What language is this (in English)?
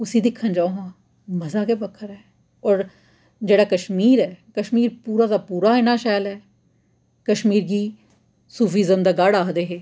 Dogri